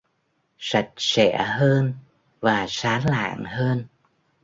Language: Vietnamese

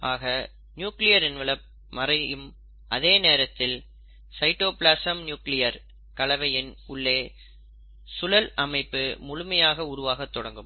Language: Tamil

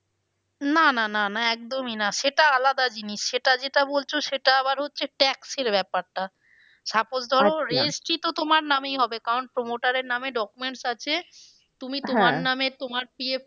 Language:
Bangla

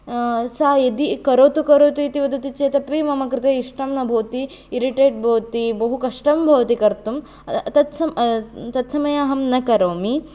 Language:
Sanskrit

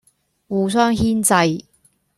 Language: Cantonese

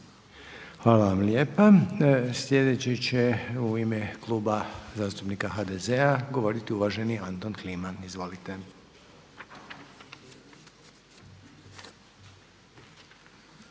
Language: Croatian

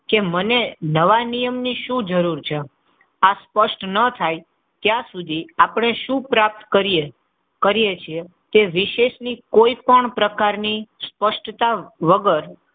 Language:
Gujarati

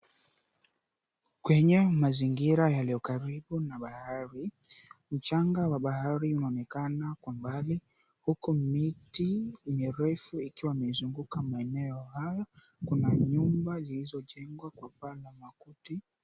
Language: Swahili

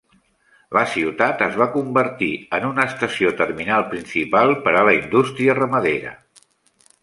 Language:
Catalan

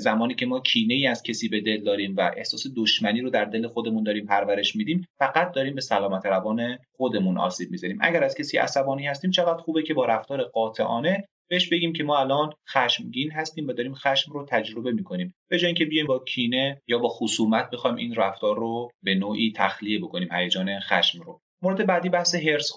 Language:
Persian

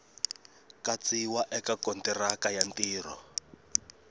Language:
Tsonga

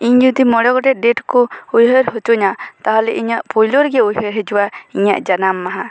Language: Santali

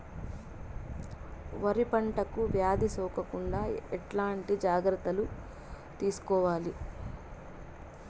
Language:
Telugu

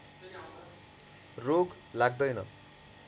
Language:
Nepali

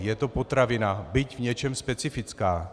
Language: Czech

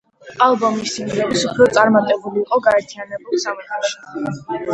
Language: Georgian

